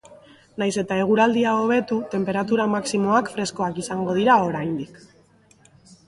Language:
Basque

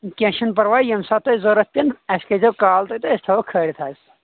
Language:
Kashmiri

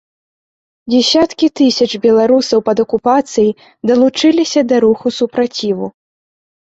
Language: Belarusian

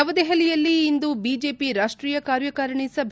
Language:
Kannada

